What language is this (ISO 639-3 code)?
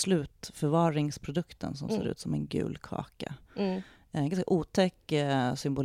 swe